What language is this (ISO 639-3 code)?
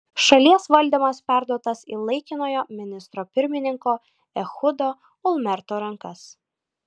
lit